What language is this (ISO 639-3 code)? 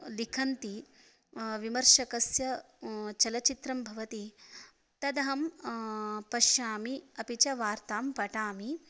san